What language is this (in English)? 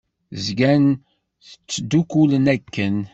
Kabyle